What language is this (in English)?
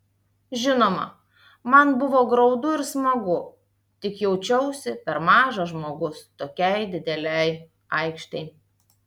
Lithuanian